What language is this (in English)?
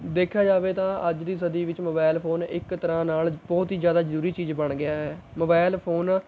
Punjabi